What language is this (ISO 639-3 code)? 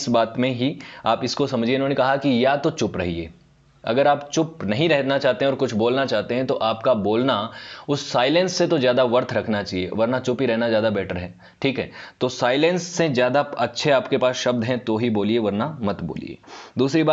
hin